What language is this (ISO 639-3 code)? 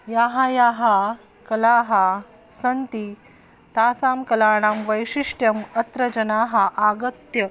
san